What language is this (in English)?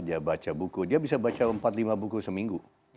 Indonesian